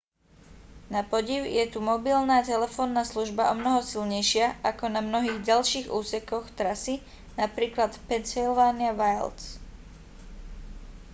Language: Slovak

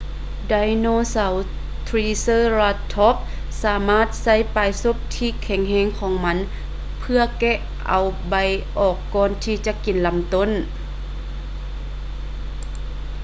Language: Lao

